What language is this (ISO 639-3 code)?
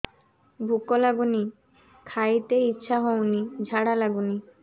ori